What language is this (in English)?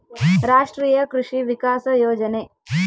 Kannada